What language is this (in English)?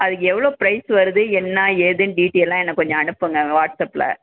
Tamil